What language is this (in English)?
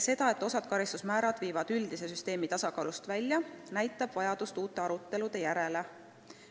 Estonian